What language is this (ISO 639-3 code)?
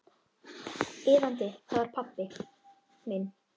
isl